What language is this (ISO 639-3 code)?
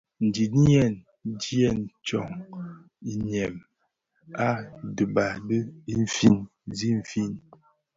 ksf